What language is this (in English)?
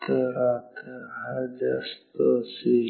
Marathi